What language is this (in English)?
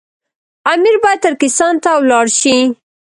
Pashto